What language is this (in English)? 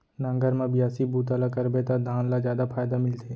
Chhattisgarhi